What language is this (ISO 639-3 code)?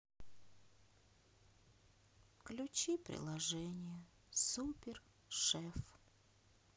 rus